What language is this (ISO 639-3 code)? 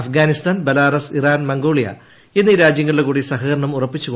mal